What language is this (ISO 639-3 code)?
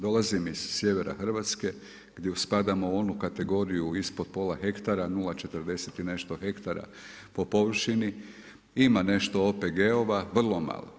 hrv